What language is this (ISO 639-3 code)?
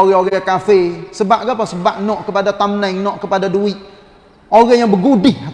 msa